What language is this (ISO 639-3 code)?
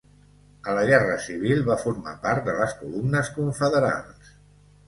cat